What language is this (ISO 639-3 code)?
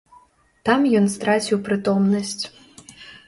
bel